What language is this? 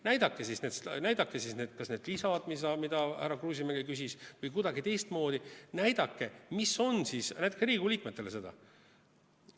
Estonian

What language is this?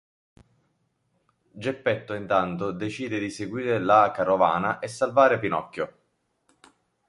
Italian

